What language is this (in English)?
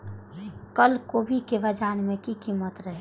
Maithili